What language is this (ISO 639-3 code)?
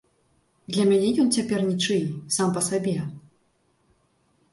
bel